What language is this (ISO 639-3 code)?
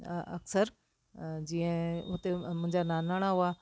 snd